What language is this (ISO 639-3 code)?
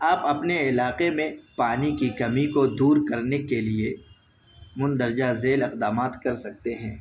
urd